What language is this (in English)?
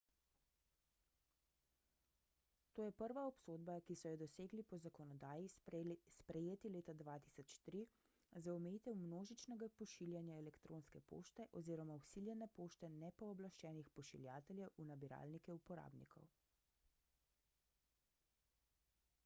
Slovenian